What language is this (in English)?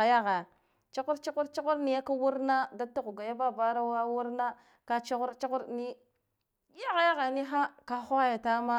Guduf-Gava